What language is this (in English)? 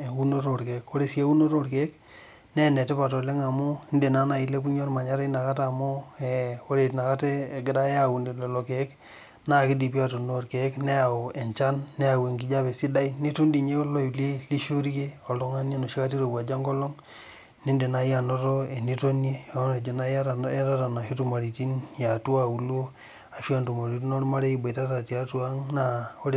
Masai